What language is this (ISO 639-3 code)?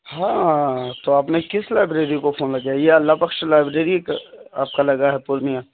urd